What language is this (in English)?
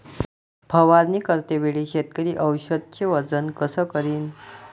Marathi